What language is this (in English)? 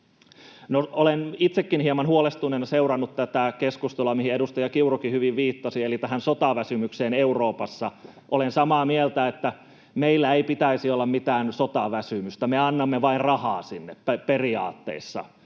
Finnish